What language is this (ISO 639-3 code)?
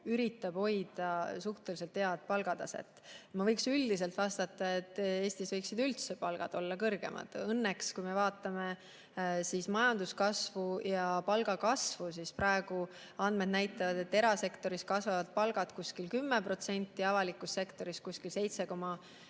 est